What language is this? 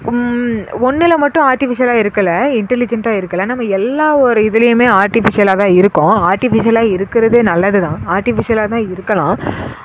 Tamil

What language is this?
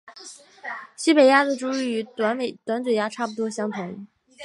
Chinese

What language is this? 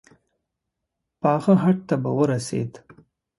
Pashto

